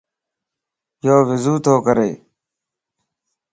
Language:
Lasi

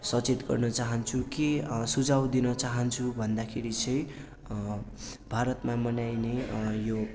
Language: Nepali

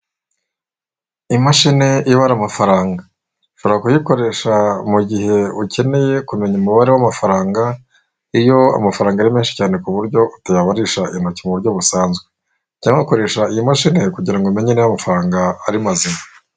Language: Kinyarwanda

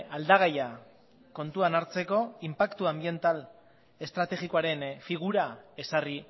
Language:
Basque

